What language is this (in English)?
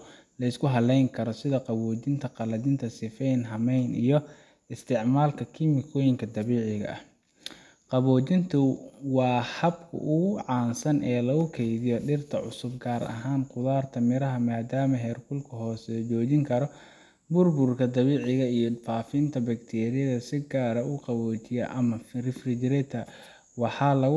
Somali